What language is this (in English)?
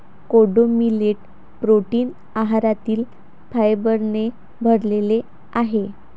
Marathi